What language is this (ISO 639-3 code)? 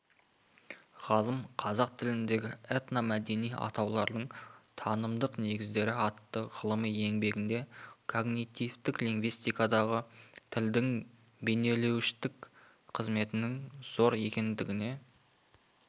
kaz